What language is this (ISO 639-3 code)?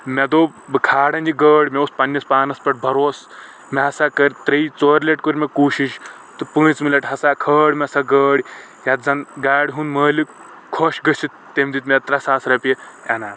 kas